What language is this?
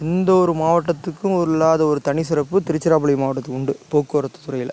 Tamil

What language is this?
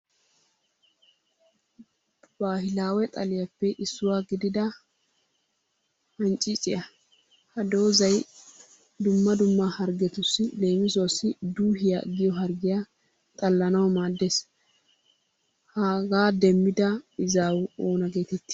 Wolaytta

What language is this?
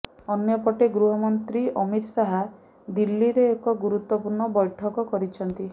Odia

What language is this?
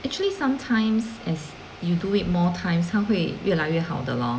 English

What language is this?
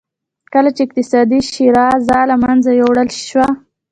Pashto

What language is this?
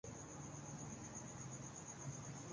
Urdu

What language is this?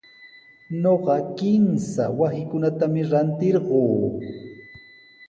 Sihuas Ancash Quechua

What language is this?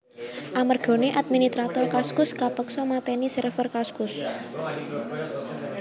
Javanese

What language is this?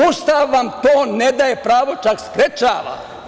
Serbian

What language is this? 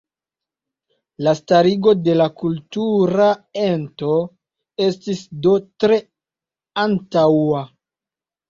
Esperanto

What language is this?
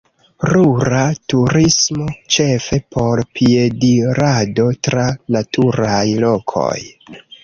Esperanto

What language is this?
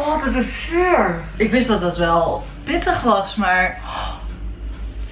Dutch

